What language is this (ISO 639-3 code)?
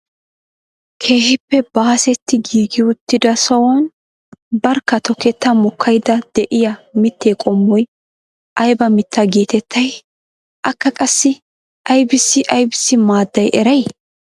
wal